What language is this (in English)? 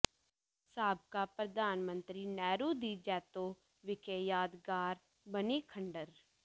Punjabi